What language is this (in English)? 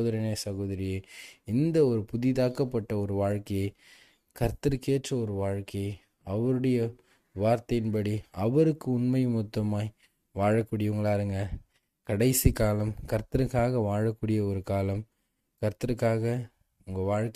Tamil